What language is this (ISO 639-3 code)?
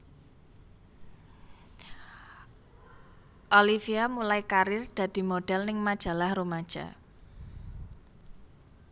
jav